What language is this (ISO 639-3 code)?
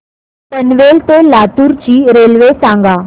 mar